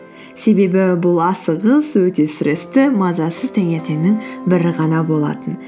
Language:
Kazakh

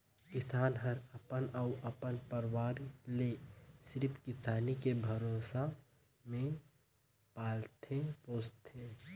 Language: Chhattisgarhi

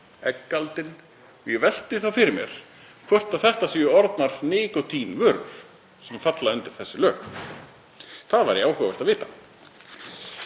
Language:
Icelandic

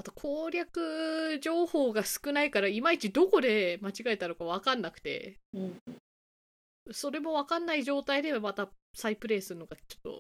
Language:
Japanese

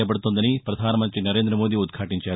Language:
Telugu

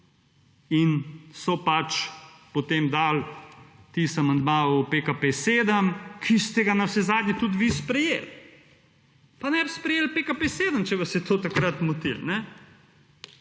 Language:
Slovenian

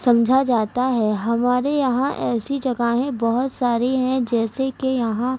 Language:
Urdu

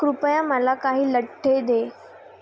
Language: Marathi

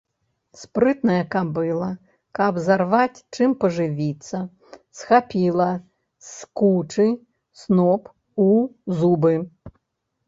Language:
Belarusian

